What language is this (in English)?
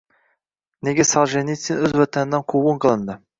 Uzbek